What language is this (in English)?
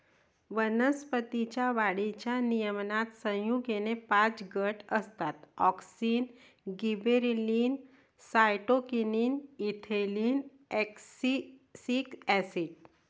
Marathi